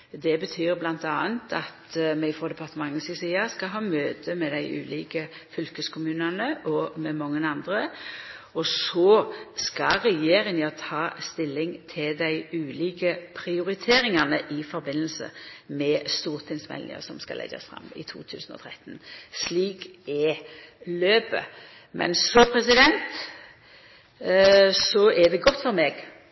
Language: Norwegian Nynorsk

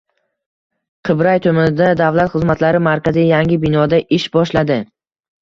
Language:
Uzbek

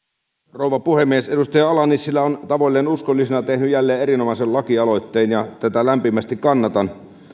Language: Finnish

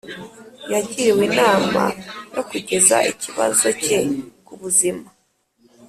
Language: Kinyarwanda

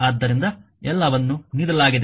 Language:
Kannada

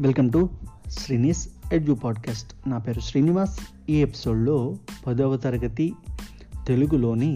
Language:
Telugu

